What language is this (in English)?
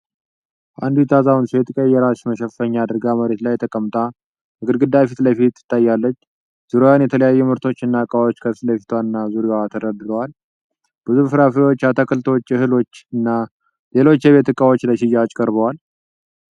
Amharic